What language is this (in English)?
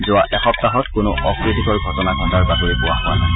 Assamese